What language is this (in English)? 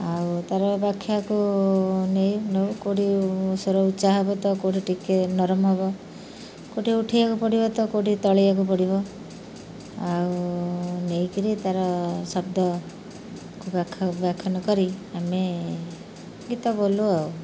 Odia